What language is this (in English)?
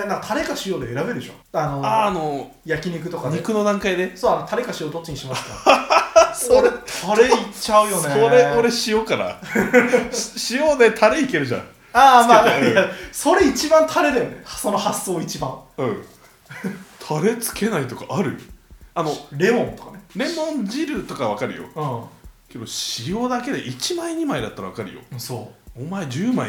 Japanese